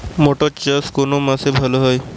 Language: Bangla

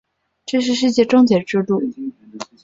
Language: Chinese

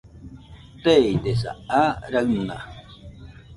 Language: Nüpode Huitoto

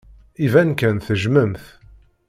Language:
Kabyle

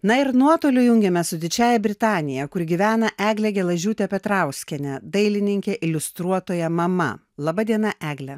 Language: Lithuanian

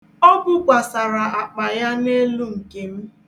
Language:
Igbo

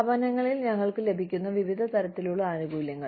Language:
Malayalam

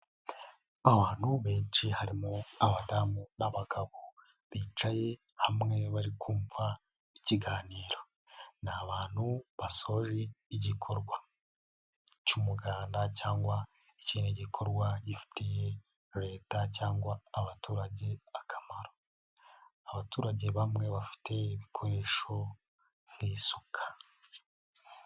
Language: Kinyarwanda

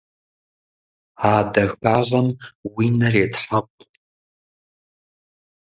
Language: Kabardian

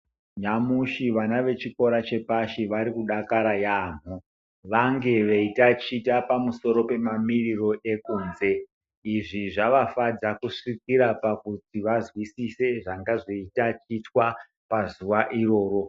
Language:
Ndau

